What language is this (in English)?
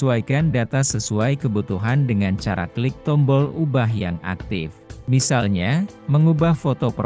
Indonesian